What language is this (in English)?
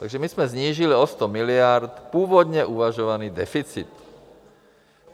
Czech